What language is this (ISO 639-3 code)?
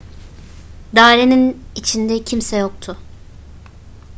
tur